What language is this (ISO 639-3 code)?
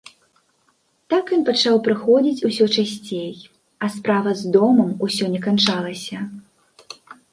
bel